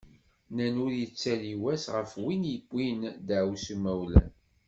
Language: Kabyle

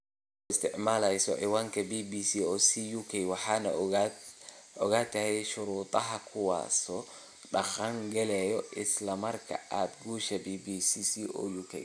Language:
Somali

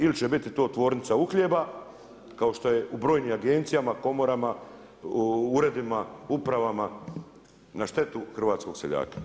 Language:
Croatian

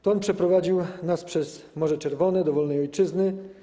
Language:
Polish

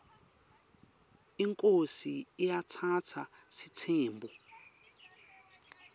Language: Swati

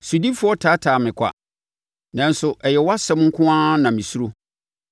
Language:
Akan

